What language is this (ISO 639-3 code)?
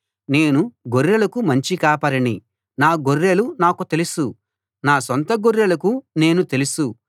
tel